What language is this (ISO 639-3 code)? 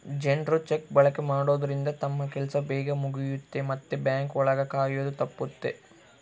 kan